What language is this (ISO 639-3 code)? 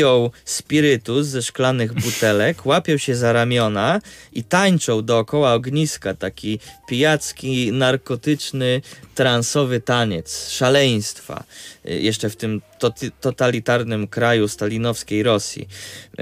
pol